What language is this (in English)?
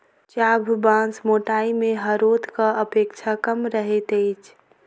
Maithili